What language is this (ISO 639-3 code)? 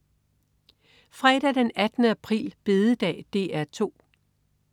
dan